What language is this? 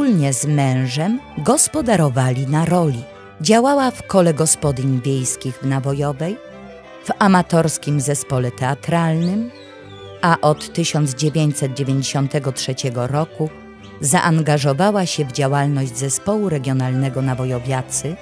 Polish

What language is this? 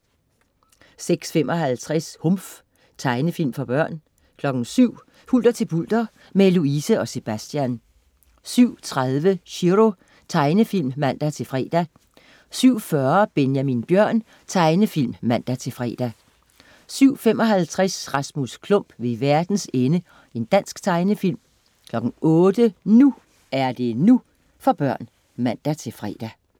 Danish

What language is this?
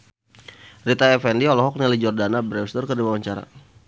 Sundanese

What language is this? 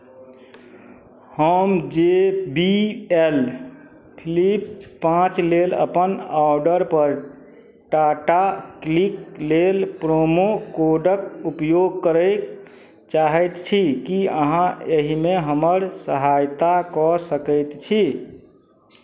Maithili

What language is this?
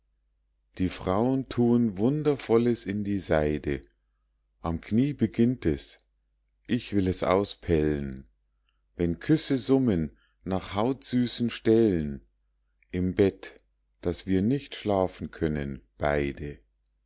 German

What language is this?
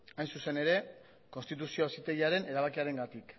Basque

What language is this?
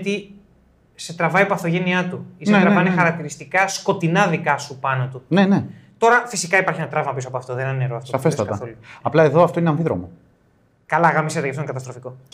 Greek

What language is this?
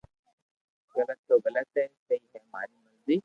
Loarki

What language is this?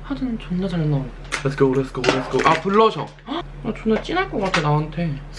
Korean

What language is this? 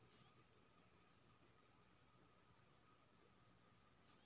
Maithili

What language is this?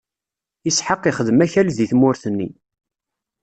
Kabyle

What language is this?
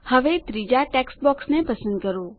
Gujarati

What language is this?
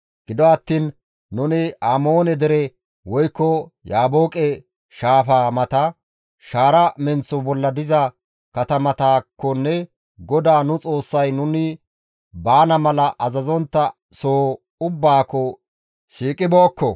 Gamo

